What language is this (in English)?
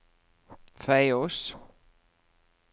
Norwegian